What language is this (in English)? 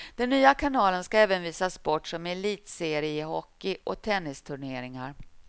Swedish